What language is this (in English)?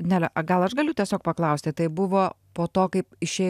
Lithuanian